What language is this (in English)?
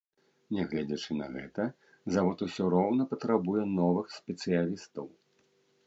Belarusian